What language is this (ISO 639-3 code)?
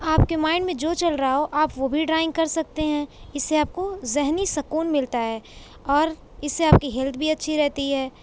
urd